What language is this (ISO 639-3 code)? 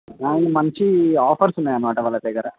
tel